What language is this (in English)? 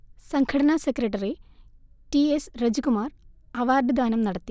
Malayalam